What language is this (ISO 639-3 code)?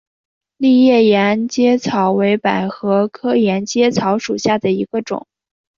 zho